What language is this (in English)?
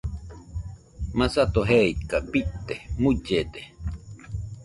Nüpode Huitoto